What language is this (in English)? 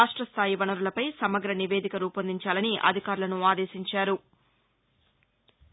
Telugu